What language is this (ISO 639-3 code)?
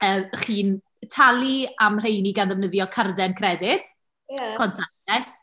cym